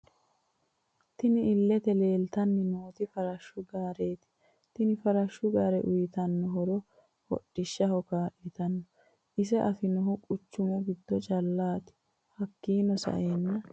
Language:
Sidamo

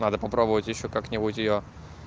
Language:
Russian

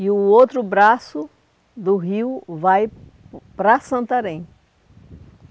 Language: Portuguese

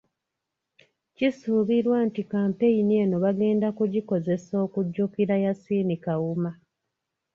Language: Ganda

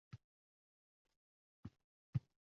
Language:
Uzbek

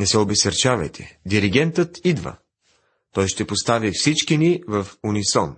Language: Bulgarian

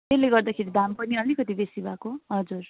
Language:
Nepali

